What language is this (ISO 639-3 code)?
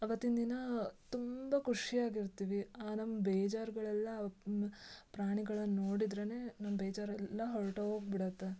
kan